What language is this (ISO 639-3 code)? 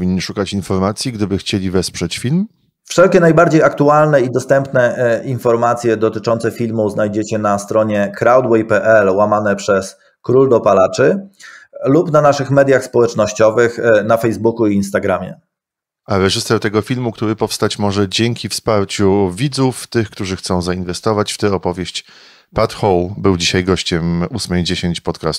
pol